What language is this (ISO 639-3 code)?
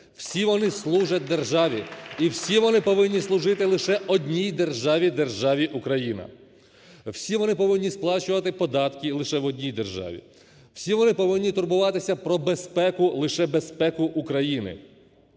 ukr